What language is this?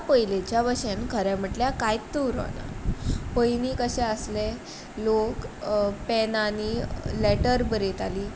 Konkani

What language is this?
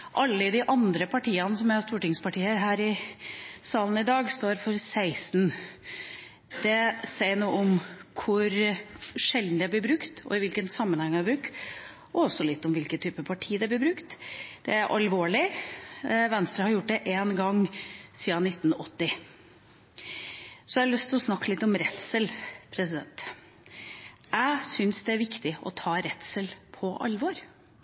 Norwegian Bokmål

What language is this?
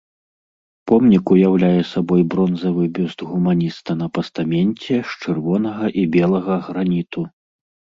Belarusian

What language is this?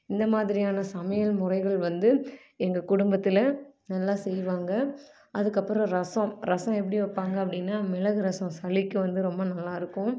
Tamil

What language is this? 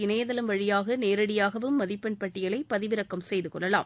Tamil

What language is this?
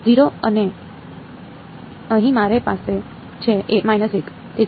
Gujarati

